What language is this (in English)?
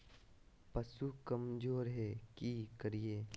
Magahi